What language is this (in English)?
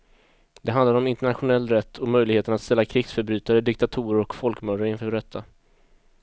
Swedish